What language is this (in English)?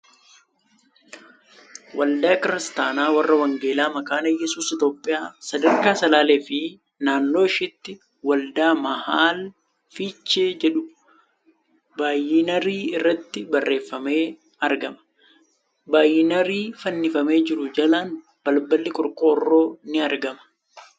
Oromo